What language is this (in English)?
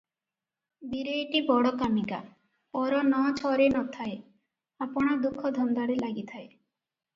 Odia